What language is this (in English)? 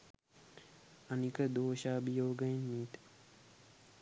Sinhala